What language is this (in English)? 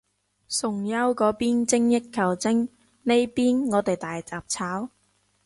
Cantonese